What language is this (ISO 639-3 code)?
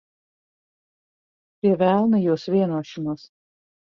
lav